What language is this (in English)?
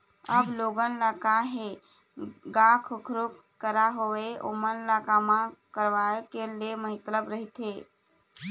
Chhattisgarhi